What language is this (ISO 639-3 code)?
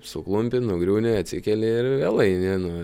lit